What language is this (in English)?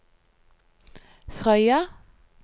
Norwegian